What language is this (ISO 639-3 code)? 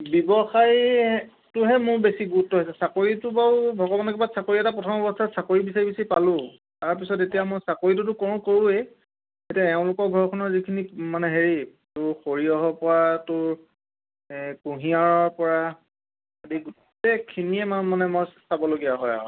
asm